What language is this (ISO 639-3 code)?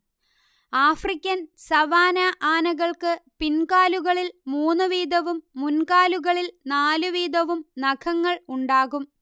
mal